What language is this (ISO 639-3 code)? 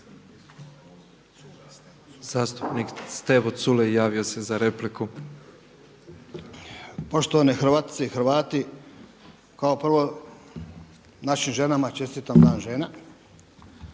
hrv